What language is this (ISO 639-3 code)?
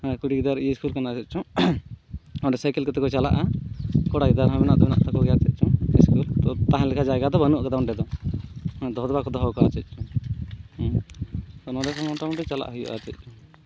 sat